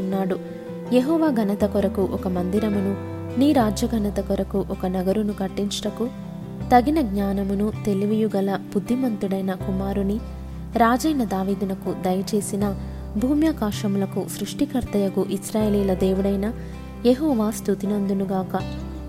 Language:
Telugu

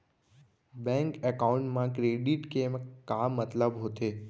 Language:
Chhattisgarhi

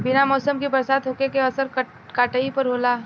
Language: Bhojpuri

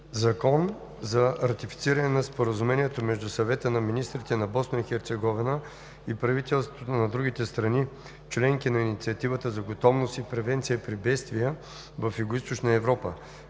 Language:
Bulgarian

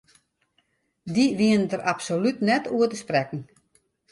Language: Western Frisian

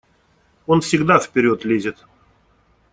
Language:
Russian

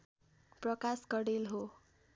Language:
Nepali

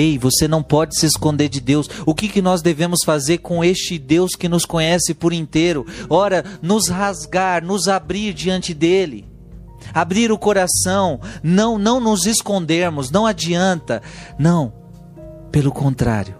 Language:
Portuguese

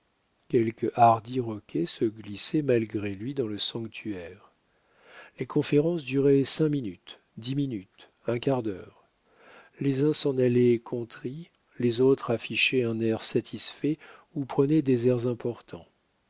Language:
French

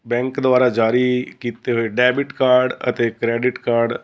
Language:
Punjabi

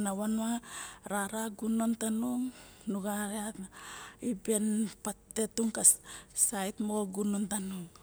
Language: Barok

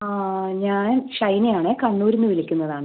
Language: Malayalam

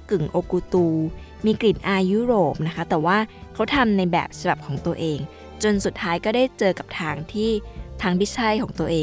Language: Thai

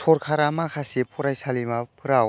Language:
Bodo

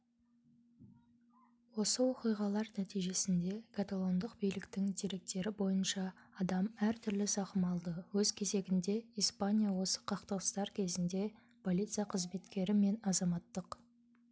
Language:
Kazakh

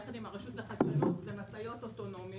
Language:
Hebrew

